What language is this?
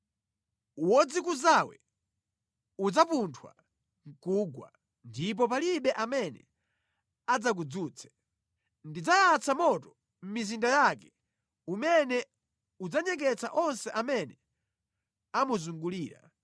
Nyanja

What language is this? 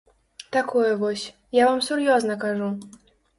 Belarusian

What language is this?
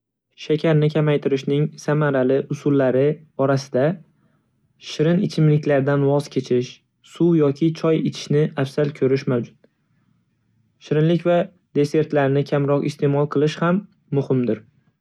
Uzbek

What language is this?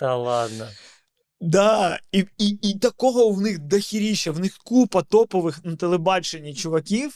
Ukrainian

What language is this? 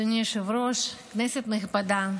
Hebrew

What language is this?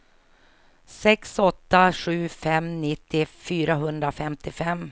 Swedish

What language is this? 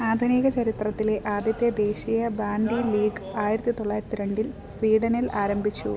Malayalam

